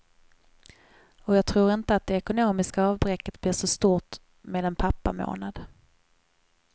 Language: Swedish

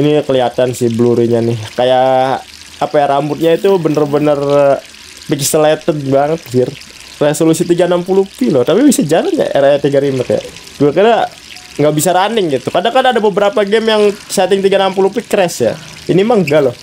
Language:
Indonesian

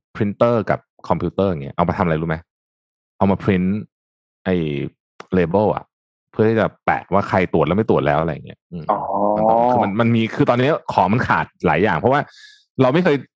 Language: Thai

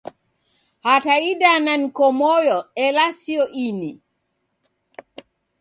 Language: Taita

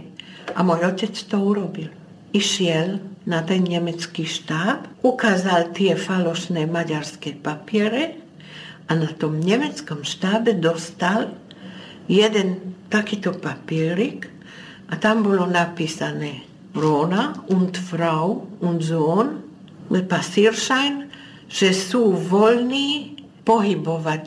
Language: Czech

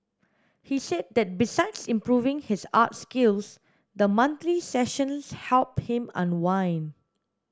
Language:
English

